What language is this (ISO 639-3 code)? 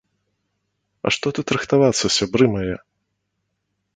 bel